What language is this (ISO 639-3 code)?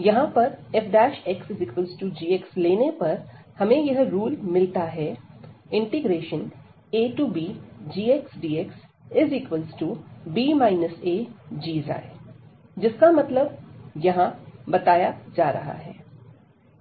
hin